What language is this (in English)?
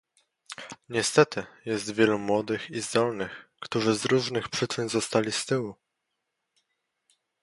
Polish